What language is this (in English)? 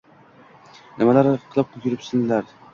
Uzbek